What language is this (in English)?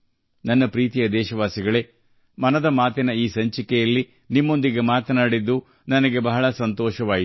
Kannada